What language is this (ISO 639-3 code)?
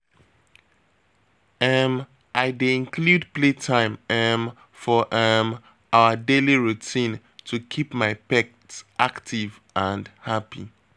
pcm